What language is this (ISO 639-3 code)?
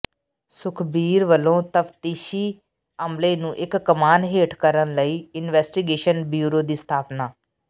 pan